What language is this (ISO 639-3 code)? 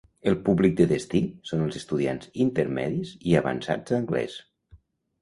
cat